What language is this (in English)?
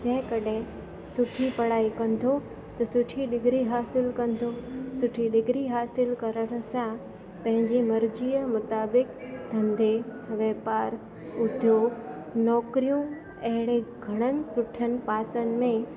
Sindhi